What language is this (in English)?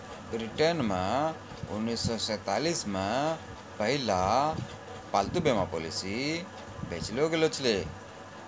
Maithili